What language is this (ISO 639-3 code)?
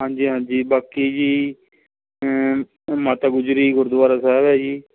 pan